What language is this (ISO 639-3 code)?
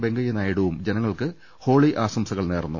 mal